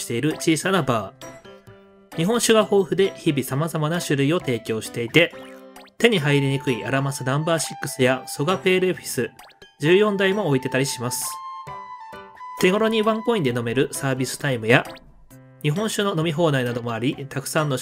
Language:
Japanese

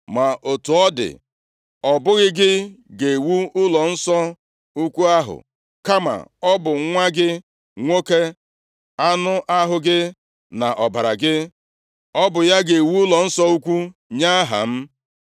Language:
Igbo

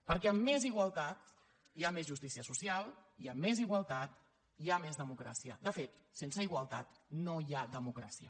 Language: Catalan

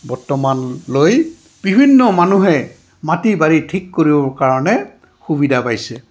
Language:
Assamese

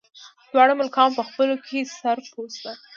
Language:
Pashto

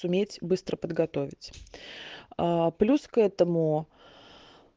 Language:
Russian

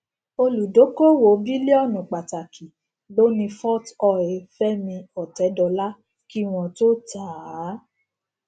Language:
Yoruba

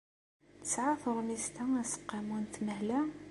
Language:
Kabyle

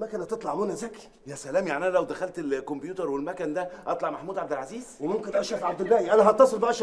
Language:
Arabic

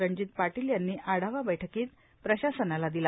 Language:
Marathi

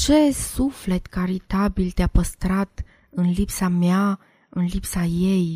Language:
Romanian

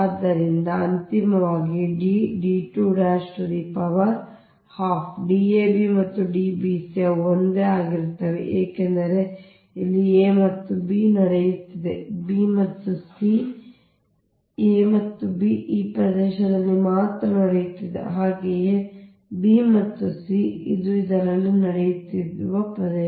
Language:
Kannada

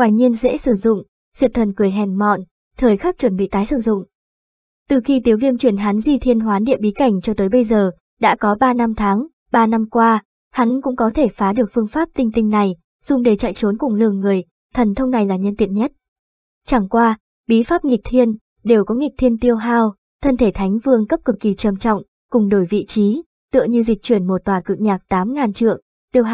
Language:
Vietnamese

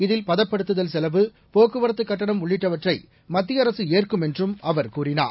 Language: Tamil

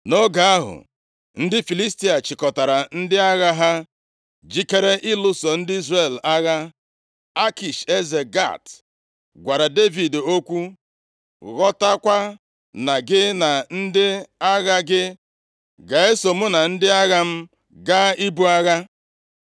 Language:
Igbo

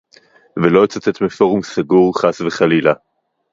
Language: Hebrew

